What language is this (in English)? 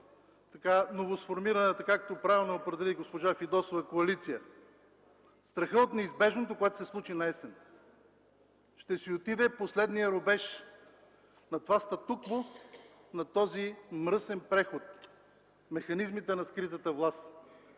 Bulgarian